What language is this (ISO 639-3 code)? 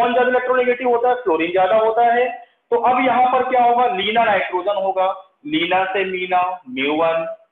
hin